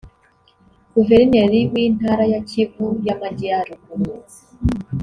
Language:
Kinyarwanda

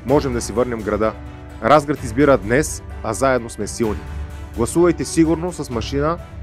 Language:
Bulgarian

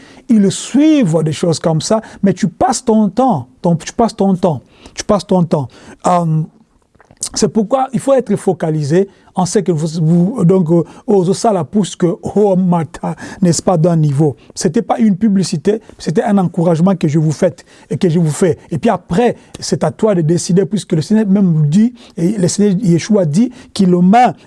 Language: French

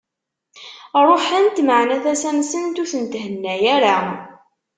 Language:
Kabyle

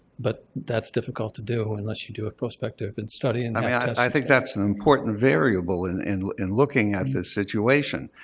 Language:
English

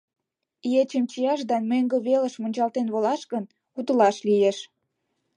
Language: Mari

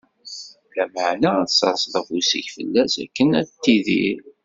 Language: Kabyle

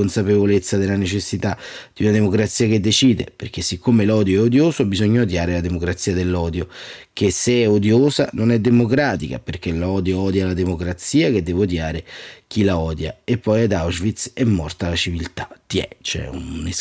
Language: Italian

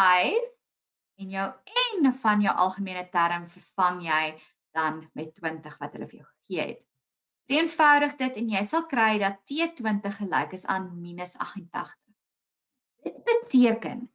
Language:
Dutch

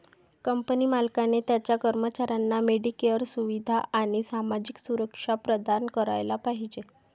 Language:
Marathi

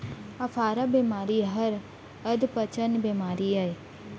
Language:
Chhattisgarhi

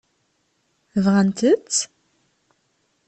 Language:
Kabyle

